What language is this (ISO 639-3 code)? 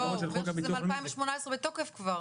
heb